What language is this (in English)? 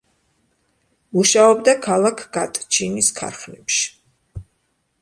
Georgian